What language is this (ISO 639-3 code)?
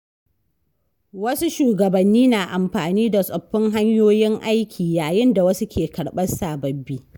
hau